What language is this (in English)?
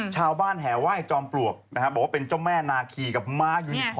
Thai